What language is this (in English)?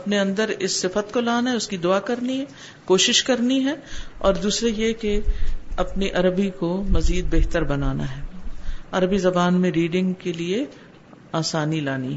Urdu